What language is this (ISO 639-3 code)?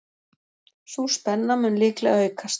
isl